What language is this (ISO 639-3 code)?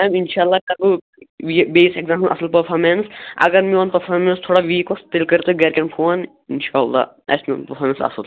kas